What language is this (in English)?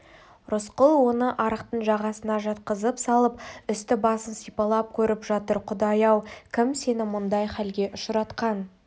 Kazakh